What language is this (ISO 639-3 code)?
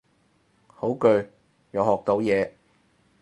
yue